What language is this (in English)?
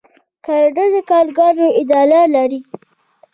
Pashto